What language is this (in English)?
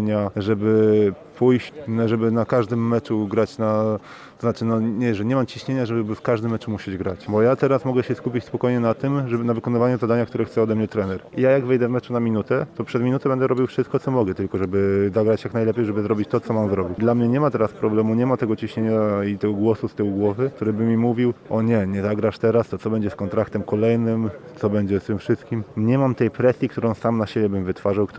Polish